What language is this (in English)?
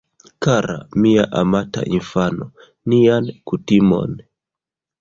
Esperanto